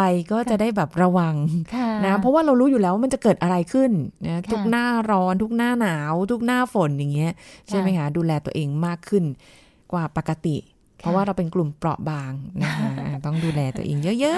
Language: Thai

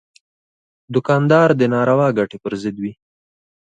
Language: Pashto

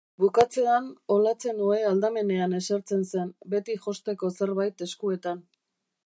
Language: Basque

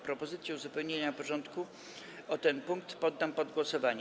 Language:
Polish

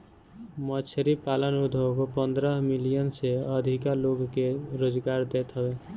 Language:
Bhojpuri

